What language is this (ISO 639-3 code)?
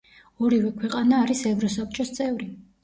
kat